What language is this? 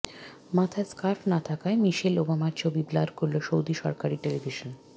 Bangla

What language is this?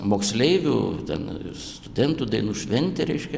Lithuanian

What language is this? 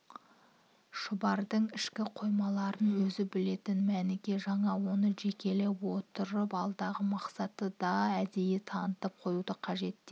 Kazakh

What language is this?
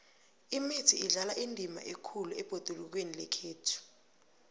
South Ndebele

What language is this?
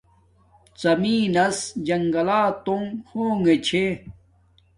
Domaaki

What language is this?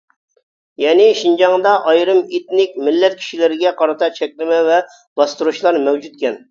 Uyghur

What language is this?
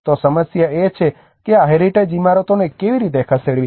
Gujarati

